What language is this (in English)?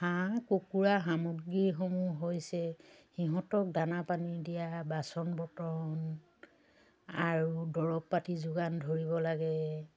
Assamese